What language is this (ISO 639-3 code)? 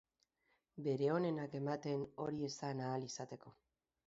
eus